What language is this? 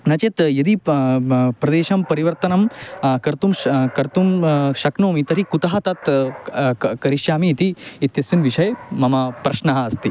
Sanskrit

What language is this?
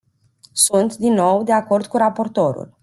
Romanian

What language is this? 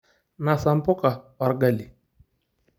Masai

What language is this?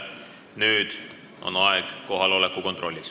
Estonian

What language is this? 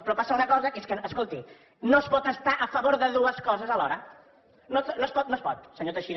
Catalan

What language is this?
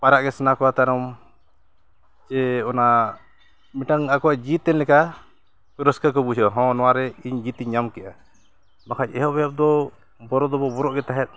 Santali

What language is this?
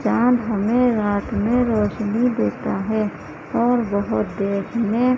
Urdu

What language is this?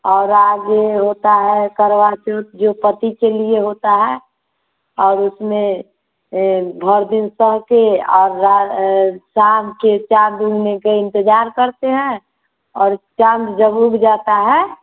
Hindi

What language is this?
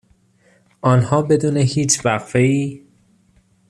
Persian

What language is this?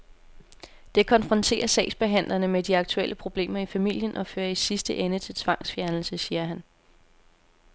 Danish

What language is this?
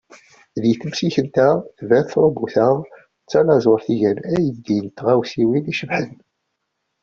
Kabyle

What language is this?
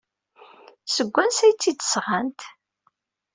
Kabyle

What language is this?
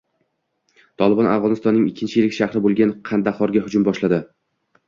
Uzbek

